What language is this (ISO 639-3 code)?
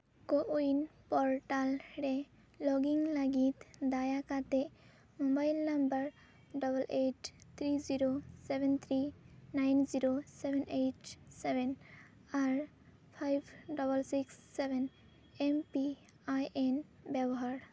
sat